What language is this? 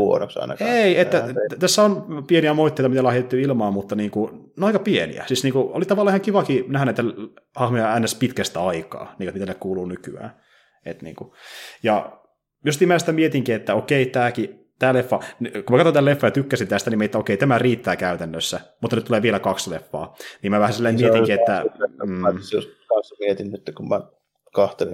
Finnish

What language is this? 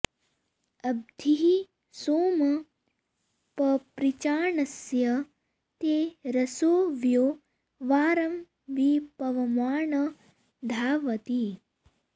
Sanskrit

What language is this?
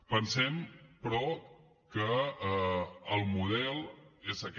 Catalan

